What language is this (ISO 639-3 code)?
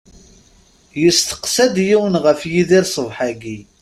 kab